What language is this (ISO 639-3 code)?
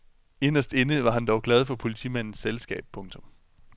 dan